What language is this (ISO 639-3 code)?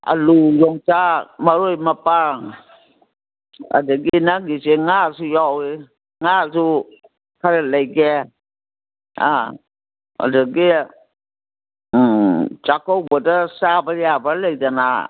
mni